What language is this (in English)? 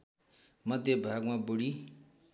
Nepali